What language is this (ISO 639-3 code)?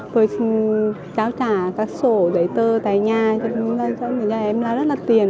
vie